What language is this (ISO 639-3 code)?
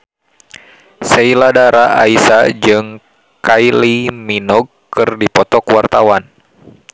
sun